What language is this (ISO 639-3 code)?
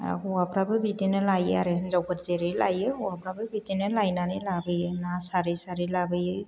brx